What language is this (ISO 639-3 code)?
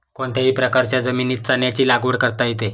mar